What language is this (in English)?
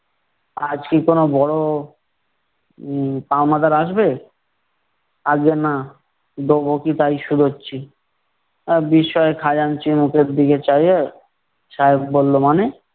Bangla